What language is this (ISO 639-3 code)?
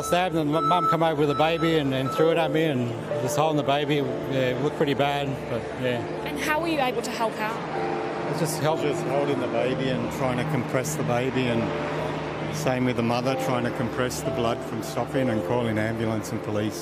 eng